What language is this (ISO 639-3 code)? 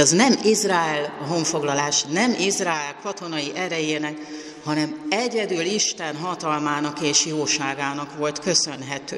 hun